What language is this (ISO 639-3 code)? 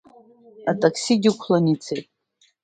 abk